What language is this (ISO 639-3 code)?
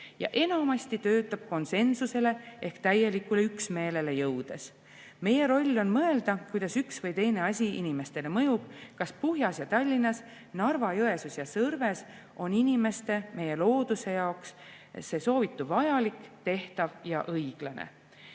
est